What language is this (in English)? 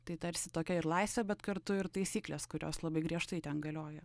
Lithuanian